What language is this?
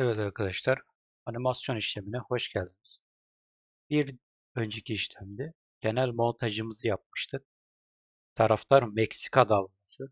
Turkish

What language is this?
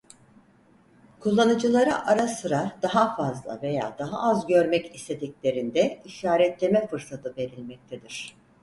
Turkish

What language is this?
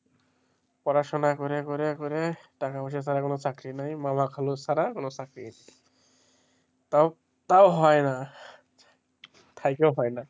Bangla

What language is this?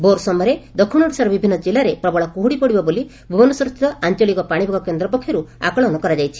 Odia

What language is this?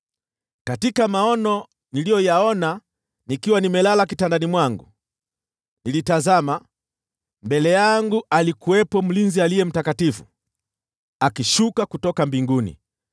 Swahili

